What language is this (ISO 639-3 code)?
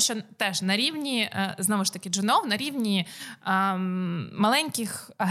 ukr